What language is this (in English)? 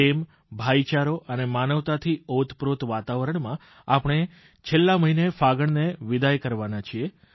Gujarati